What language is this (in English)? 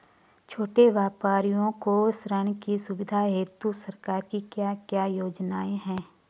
Hindi